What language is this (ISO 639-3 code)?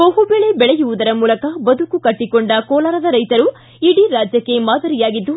kan